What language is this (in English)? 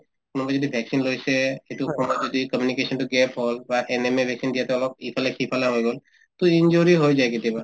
Assamese